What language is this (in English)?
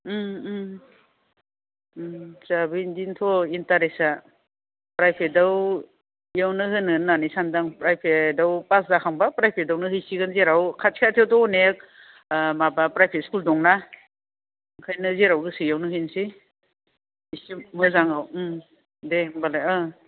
Bodo